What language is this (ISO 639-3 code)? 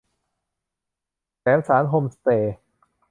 tha